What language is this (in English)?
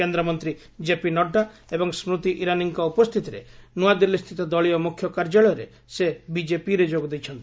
Odia